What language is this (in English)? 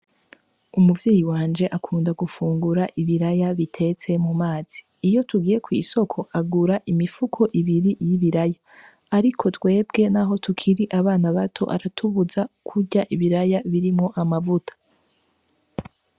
Rundi